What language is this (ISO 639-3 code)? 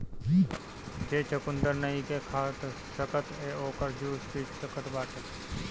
bho